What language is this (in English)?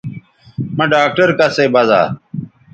Bateri